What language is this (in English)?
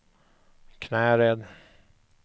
Swedish